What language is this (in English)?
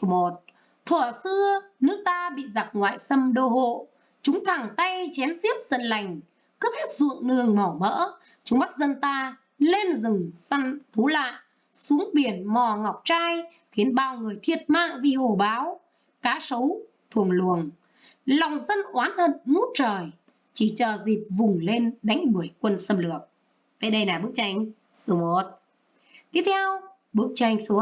Vietnamese